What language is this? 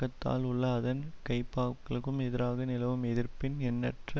Tamil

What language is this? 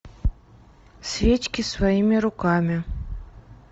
Russian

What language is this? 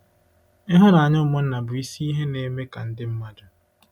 Igbo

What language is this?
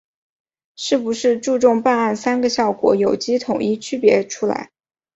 Chinese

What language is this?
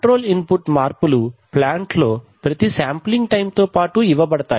Telugu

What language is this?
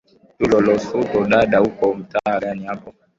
Swahili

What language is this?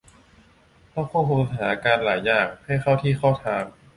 Thai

